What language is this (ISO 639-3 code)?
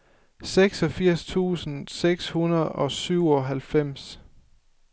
dan